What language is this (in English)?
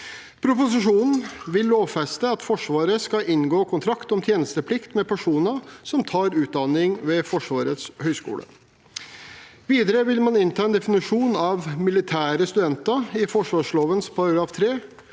Norwegian